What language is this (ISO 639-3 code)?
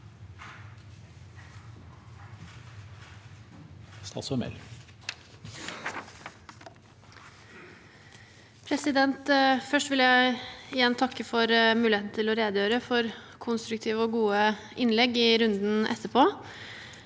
nor